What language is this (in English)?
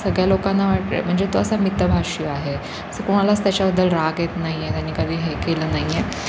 Marathi